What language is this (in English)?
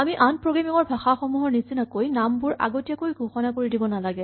Assamese